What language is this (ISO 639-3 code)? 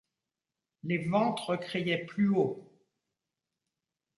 fra